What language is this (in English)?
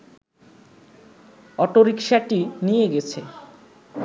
Bangla